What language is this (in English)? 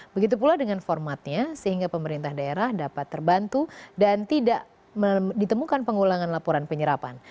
Indonesian